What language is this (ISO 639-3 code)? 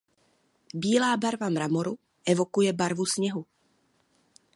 ces